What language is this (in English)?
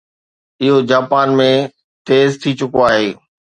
Sindhi